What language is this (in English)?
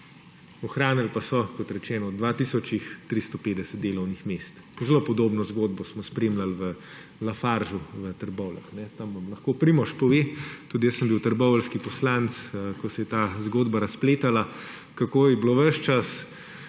Slovenian